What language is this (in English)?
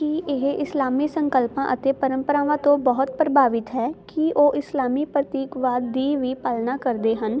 Punjabi